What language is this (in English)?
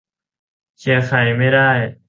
Thai